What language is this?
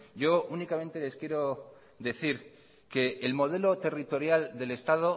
Spanish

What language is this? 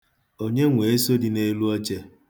Igbo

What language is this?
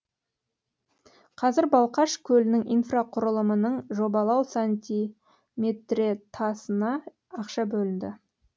Kazakh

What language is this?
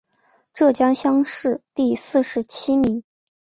Chinese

